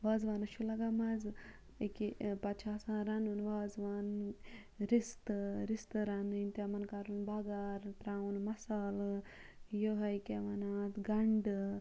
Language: Kashmiri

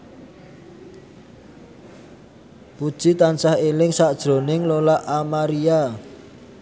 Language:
Javanese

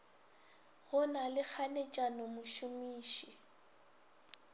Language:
Northern Sotho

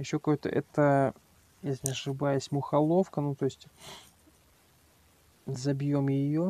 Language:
Russian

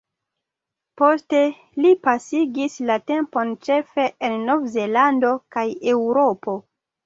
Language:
Esperanto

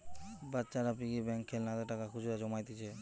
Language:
Bangla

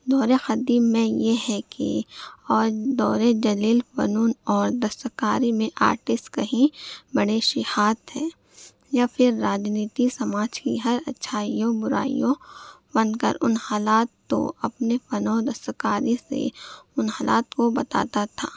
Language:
Urdu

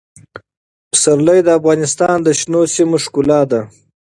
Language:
Pashto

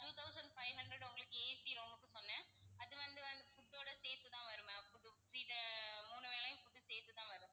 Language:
Tamil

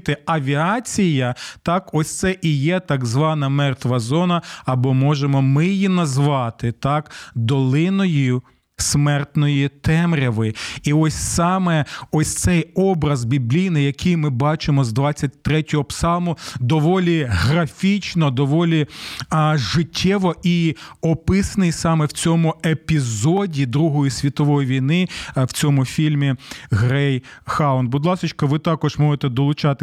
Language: Ukrainian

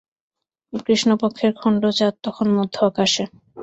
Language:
Bangla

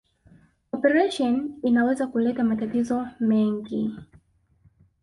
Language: Swahili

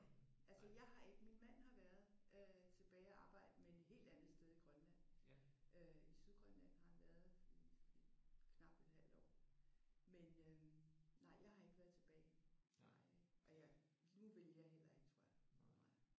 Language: Danish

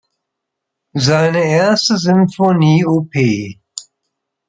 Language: German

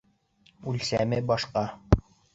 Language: Bashkir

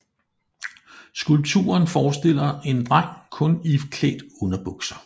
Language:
Danish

